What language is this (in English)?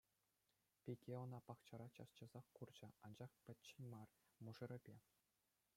Chuvash